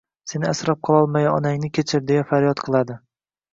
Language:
Uzbek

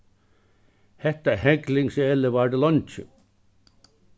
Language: Faroese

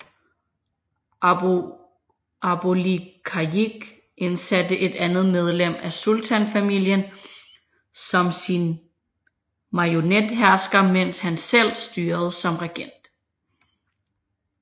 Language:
Danish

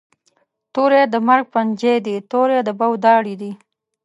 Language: Pashto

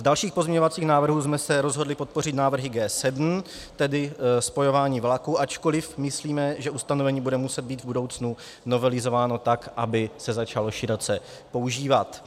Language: Czech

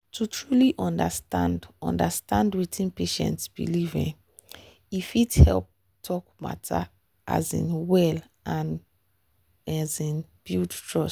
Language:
Nigerian Pidgin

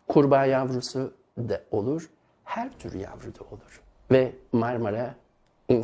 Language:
Turkish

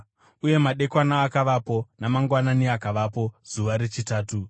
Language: Shona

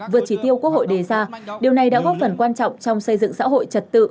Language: Vietnamese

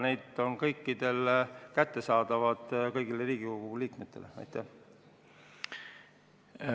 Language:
Estonian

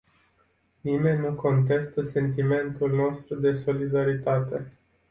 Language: Romanian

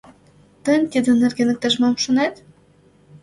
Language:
Mari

